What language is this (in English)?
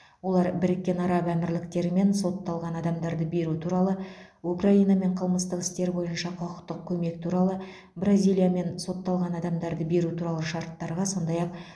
Kazakh